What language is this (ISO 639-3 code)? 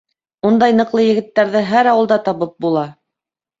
bak